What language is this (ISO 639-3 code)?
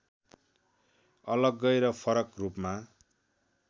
nep